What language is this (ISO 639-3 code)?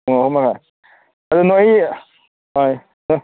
mni